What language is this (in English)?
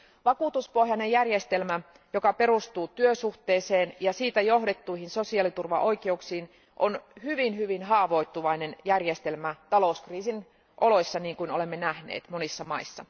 Finnish